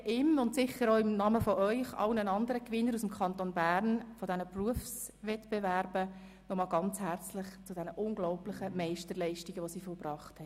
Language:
Swiss German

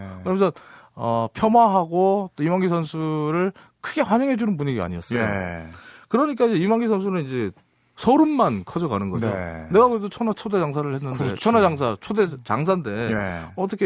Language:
Korean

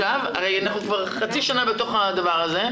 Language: Hebrew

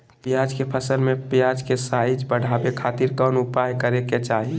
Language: Magahi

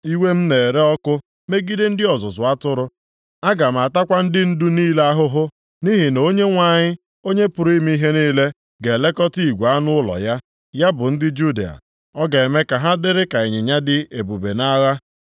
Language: Igbo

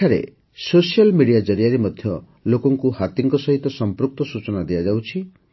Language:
Odia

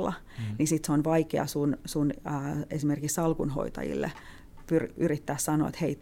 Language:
Finnish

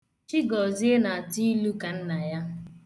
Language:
Igbo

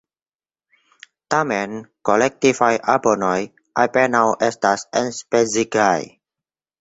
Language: Esperanto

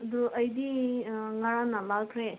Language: Manipuri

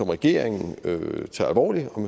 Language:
Danish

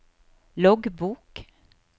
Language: Norwegian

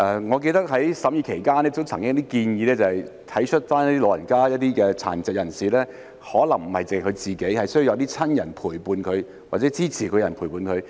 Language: Cantonese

